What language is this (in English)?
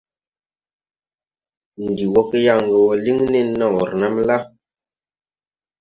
Tupuri